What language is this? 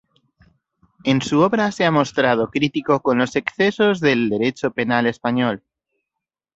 Spanish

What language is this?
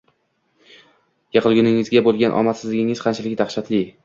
Uzbek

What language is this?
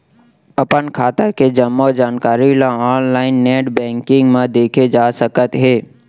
Chhattisgarhi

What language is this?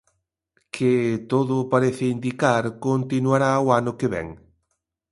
Galician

